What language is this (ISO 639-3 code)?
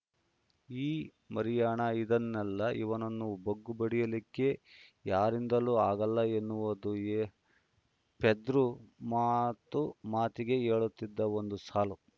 kan